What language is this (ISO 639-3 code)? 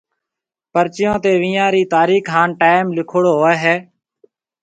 mve